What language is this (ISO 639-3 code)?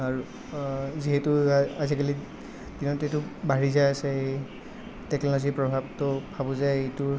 asm